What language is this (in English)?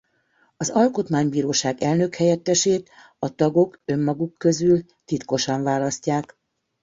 Hungarian